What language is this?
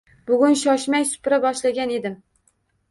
Uzbek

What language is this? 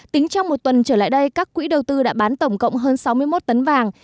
Vietnamese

